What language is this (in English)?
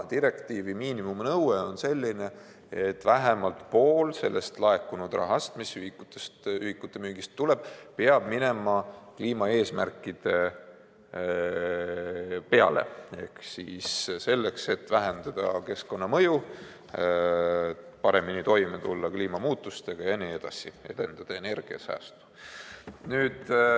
Estonian